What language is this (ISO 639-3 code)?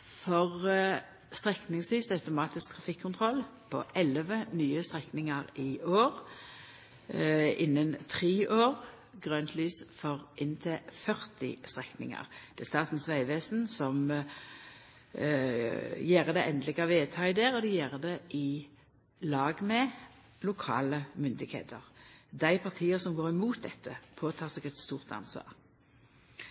nno